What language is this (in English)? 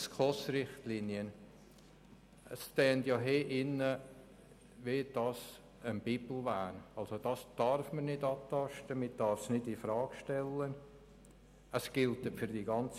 Swiss German